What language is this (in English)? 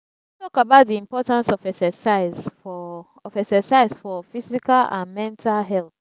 Nigerian Pidgin